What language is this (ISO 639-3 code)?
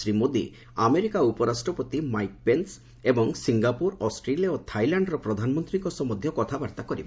ori